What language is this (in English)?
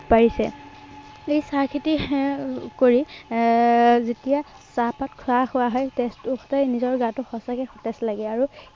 Assamese